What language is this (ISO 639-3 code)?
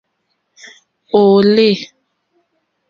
bri